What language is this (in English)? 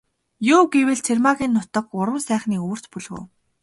Mongolian